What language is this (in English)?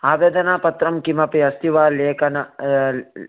Sanskrit